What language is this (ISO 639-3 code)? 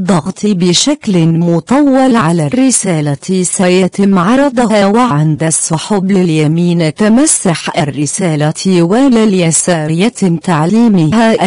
ara